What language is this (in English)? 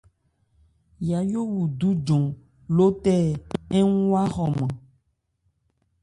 Ebrié